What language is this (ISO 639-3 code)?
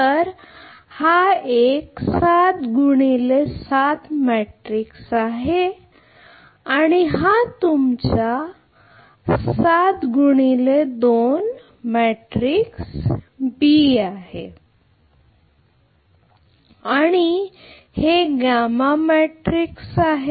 mar